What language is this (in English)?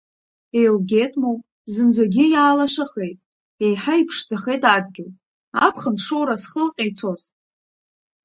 Abkhazian